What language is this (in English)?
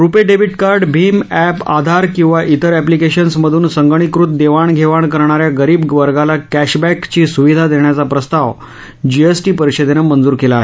Marathi